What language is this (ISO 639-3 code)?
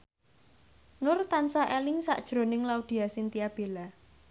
jav